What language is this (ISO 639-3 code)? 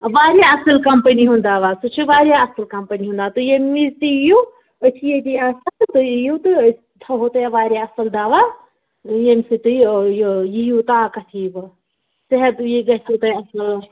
kas